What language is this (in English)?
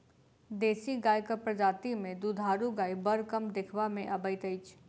Maithili